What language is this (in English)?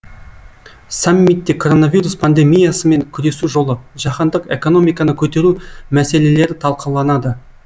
Kazakh